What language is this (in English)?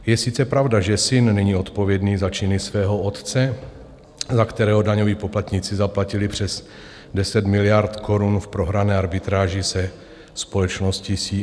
Czech